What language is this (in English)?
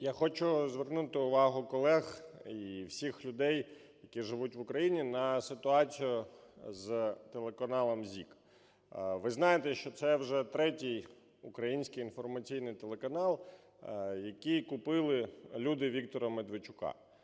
Ukrainian